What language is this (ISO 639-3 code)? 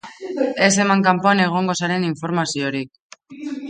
eus